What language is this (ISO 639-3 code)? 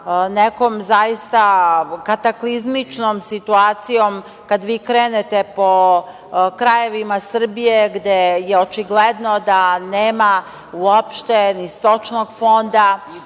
srp